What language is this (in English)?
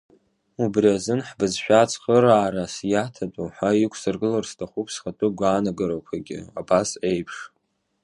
Abkhazian